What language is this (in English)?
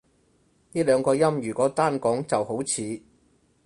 Cantonese